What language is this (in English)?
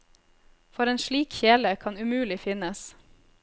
Norwegian